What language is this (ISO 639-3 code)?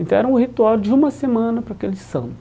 por